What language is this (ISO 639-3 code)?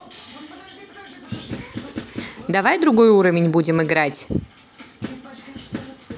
rus